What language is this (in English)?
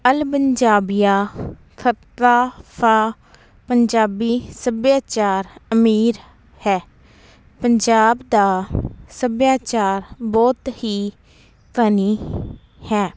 Punjabi